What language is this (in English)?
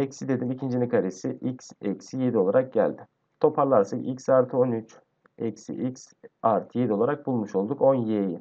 Turkish